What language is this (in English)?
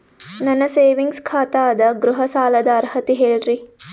Kannada